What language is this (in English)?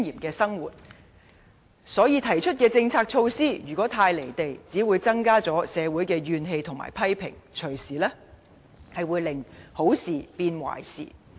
Cantonese